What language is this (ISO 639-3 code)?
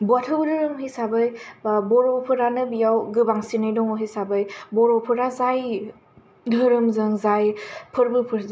brx